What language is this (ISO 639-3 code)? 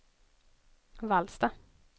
swe